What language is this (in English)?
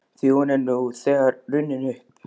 Icelandic